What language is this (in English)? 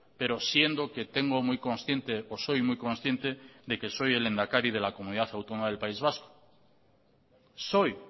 Spanish